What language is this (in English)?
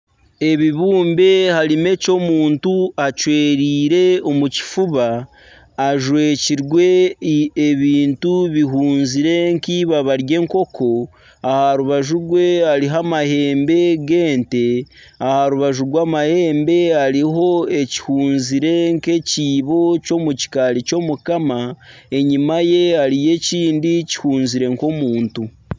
Nyankole